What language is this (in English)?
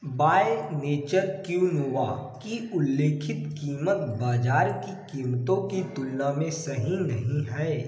Hindi